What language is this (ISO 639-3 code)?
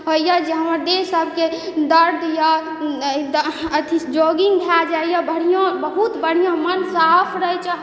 mai